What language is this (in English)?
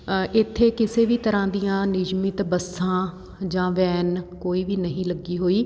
Punjabi